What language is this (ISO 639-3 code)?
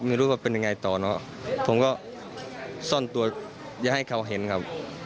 tha